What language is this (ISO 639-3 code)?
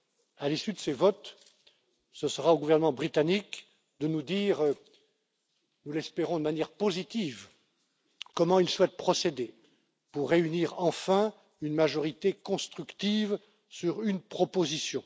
fra